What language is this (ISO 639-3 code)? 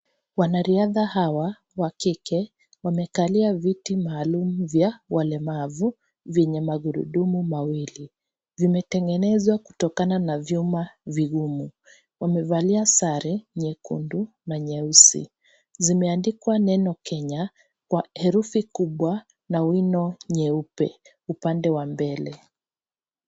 swa